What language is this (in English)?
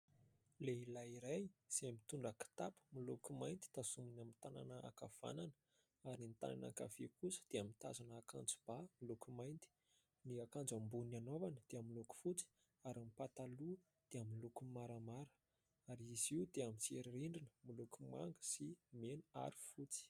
Malagasy